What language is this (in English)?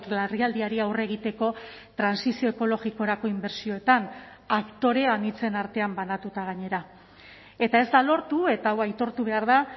Basque